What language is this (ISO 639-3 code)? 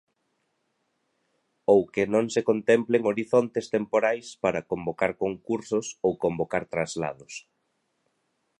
glg